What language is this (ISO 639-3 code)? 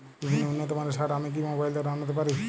ben